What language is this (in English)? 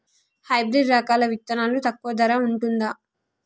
Telugu